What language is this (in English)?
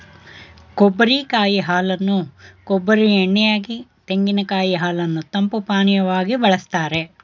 Kannada